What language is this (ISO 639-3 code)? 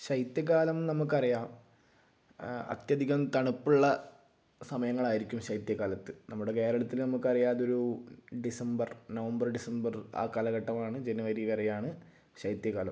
mal